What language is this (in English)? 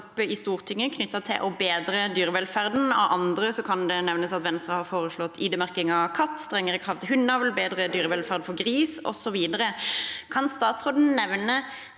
Norwegian